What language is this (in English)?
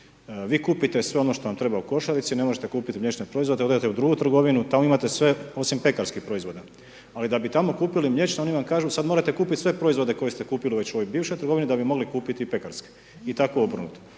Croatian